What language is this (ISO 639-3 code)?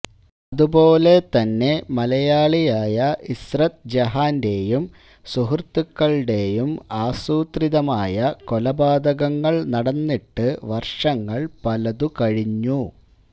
mal